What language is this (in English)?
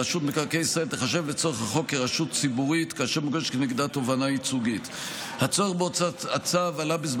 Hebrew